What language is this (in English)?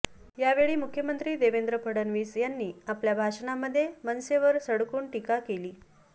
Marathi